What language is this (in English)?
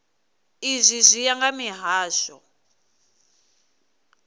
Venda